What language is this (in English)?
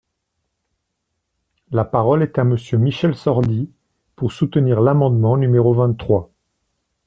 French